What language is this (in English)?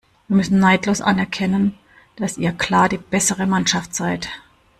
German